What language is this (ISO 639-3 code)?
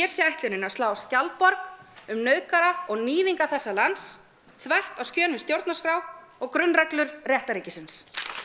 isl